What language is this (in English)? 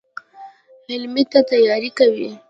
Pashto